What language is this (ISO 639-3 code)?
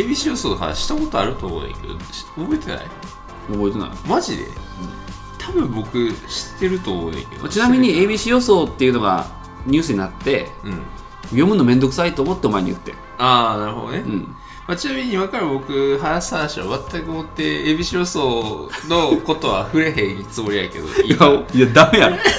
jpn